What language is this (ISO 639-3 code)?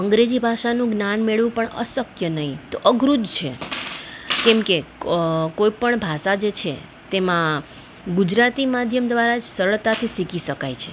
guj